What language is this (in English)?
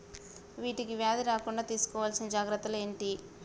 Telugu